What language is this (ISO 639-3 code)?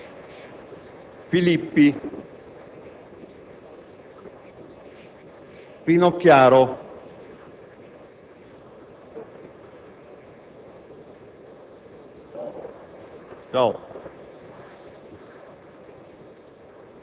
ita